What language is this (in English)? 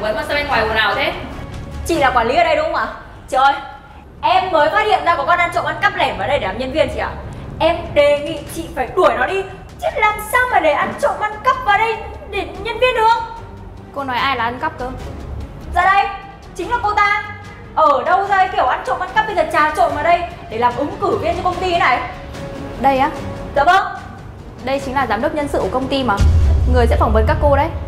Vietnamese